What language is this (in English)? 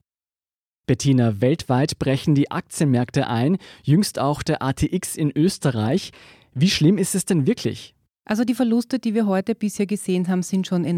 German